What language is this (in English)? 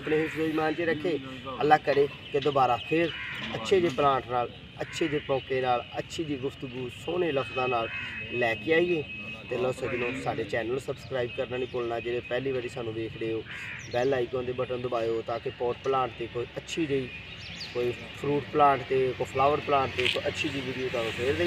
Hindi